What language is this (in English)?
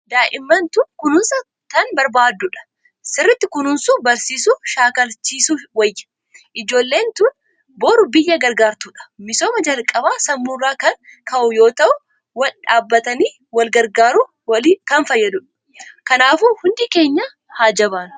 Oromo